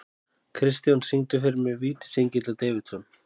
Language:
Icelandic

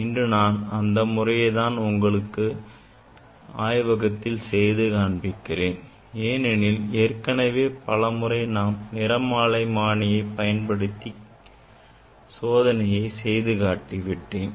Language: Tamil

